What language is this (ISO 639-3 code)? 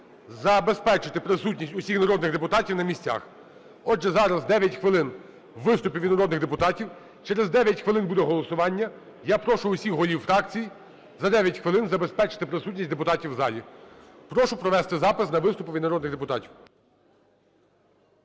ukr